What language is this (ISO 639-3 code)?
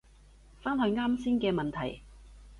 yue